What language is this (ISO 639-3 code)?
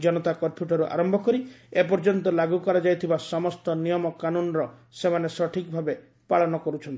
ori